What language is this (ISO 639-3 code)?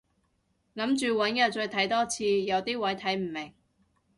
yue